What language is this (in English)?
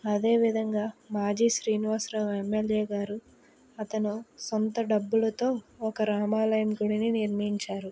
Telugu